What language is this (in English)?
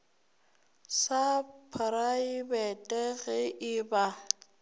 Northern Sotho